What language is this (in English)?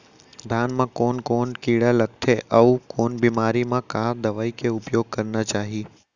Chhattisgarhi